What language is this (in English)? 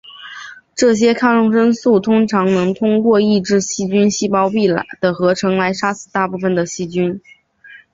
Chinese